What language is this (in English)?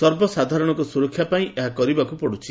Odia